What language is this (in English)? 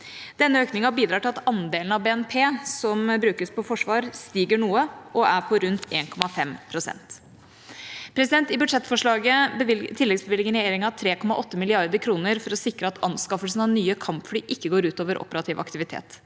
Norwegian